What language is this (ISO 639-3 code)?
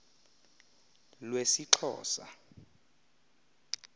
xho